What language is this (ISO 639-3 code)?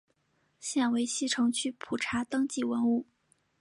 zho